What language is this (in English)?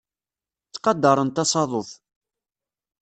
Kabyle